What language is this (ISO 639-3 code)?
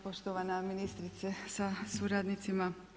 hrv